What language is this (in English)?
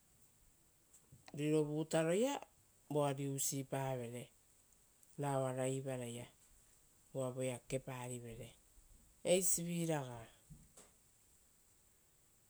Rotokas